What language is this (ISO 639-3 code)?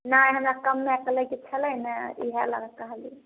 mai